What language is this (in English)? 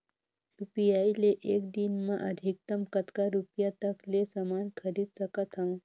Chhattisgarhi